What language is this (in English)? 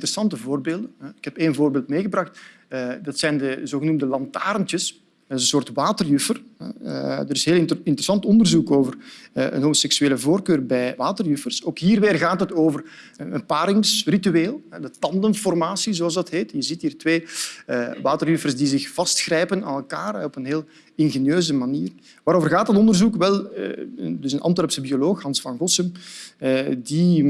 Dutch